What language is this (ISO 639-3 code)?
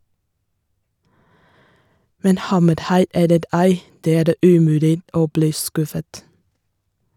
nor